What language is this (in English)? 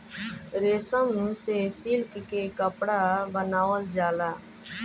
Bhojpuri